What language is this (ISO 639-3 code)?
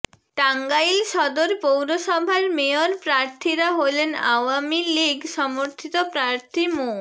ben